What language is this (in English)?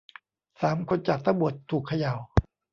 Thai